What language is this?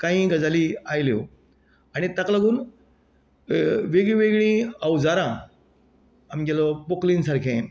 Konkani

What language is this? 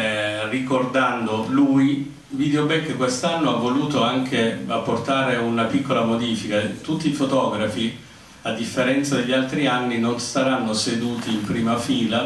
Italian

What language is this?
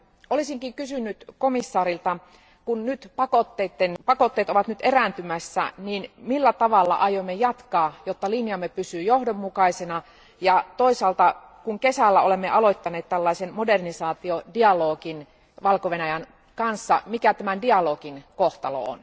Finnish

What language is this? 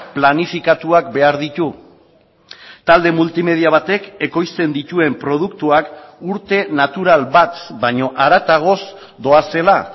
Basque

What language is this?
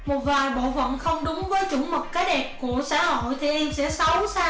Vietnamese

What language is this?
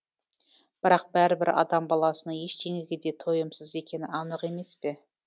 Kazakh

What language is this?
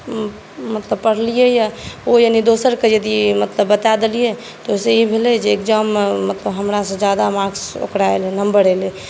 Maithili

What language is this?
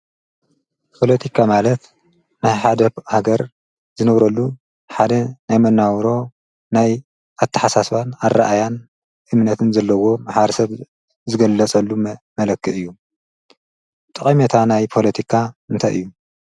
Tigrinya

